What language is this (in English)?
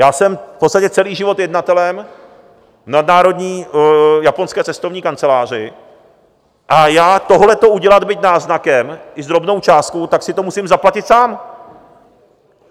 Czech